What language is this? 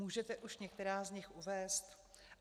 Czech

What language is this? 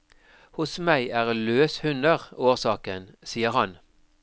Norwegian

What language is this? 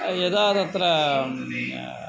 Sanskrit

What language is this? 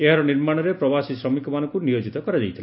Odia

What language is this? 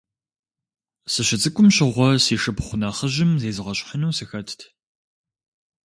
Kabardian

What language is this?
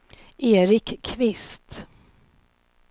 Swedish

